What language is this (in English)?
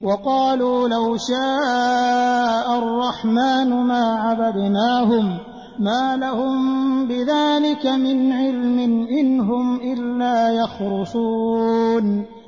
Arabic